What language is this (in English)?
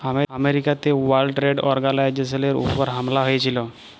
Bangla